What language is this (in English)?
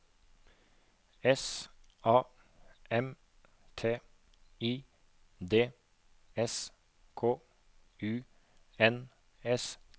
Norwegian